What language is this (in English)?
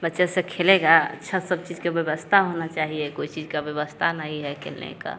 Hindi